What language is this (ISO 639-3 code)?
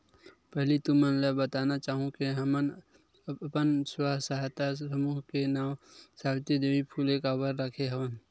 hne